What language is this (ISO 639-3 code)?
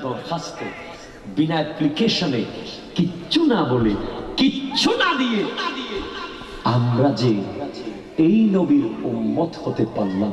ben